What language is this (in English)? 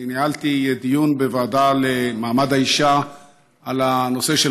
Hebrew